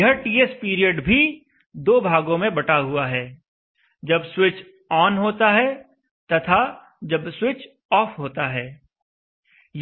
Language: Hindi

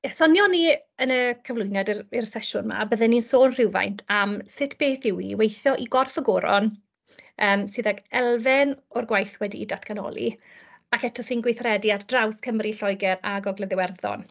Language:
Welsh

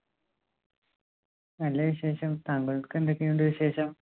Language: Malayalam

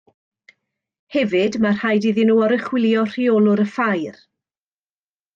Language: Welsh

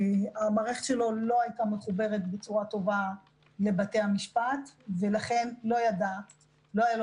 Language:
Hebrew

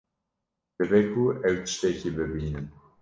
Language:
Kurdish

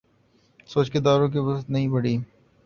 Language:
Urdu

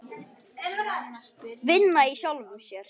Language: Icelandic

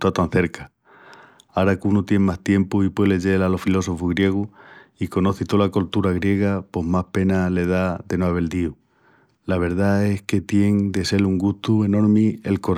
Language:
Extremaduran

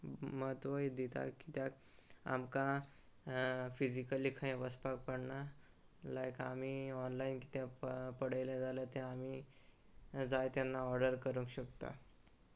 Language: Konkani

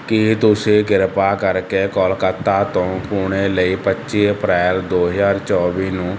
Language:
Punjabi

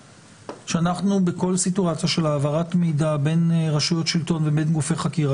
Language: Hebrew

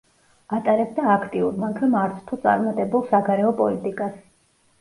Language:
Georgian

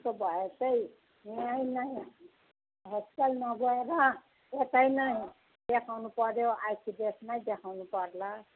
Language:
Nepali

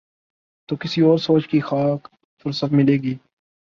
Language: Urdu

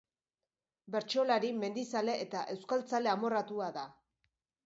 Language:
Basque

